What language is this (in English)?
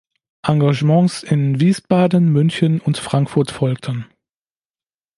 German